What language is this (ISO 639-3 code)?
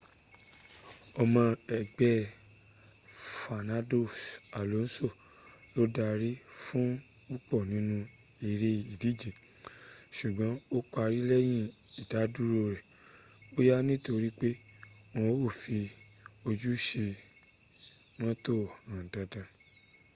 yor